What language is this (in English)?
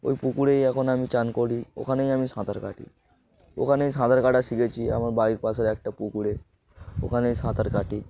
Bangla